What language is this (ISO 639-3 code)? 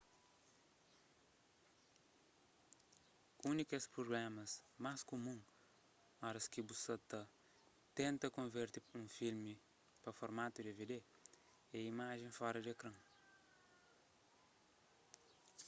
kea